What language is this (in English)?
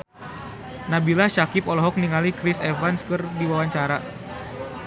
Sundanese